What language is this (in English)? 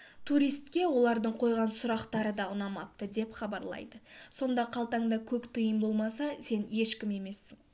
Kazakh